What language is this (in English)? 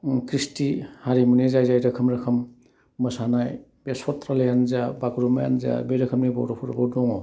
Bodo